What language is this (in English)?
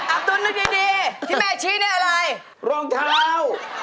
Thai